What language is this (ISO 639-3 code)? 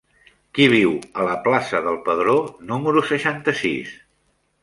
cat